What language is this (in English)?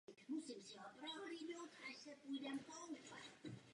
Czech